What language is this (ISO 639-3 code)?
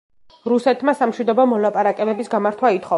kat